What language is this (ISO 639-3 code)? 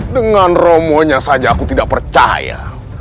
ind